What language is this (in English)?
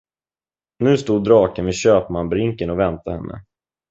Swedish